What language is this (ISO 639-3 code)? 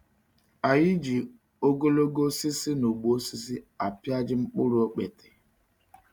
ibo